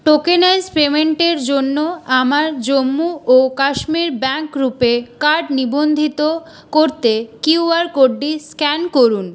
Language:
Bangla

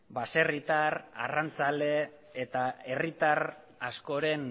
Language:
Basque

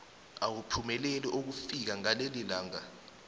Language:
South Ndebele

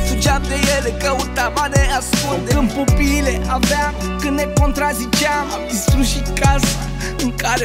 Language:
Romanian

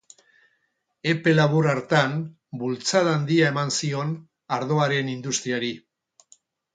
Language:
Basque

